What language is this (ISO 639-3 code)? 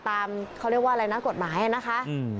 tha